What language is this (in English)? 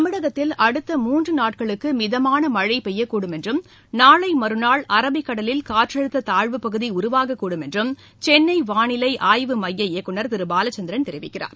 Tamil